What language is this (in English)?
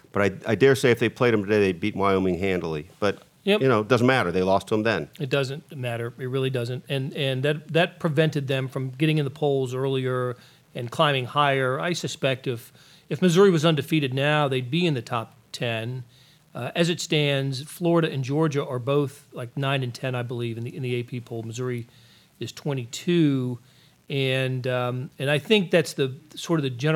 English